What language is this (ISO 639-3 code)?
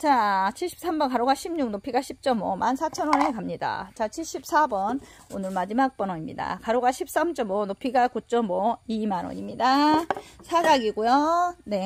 kor